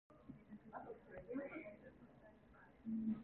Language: Bashkir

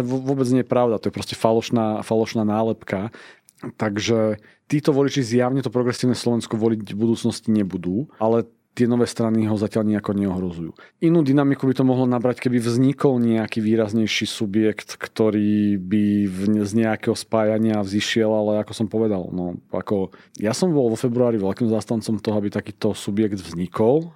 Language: Slovak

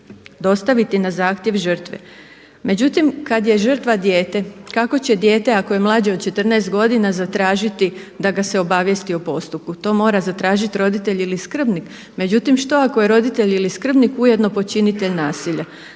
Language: Croatian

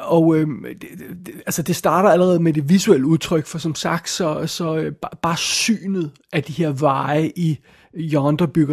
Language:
Danish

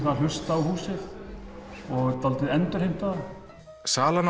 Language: Icelandic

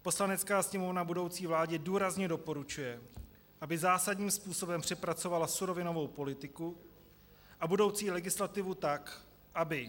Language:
Czech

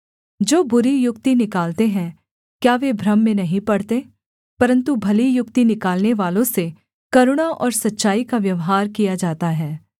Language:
Hindi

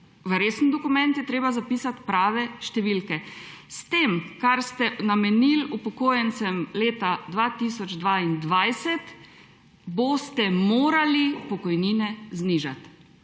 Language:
Slovenian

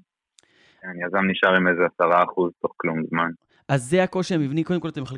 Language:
Hebrew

